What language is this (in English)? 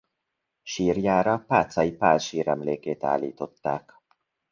Hungarian